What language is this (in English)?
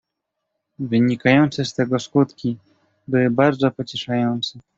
Polish